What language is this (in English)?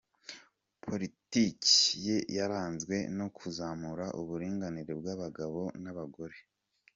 Kinyarwanda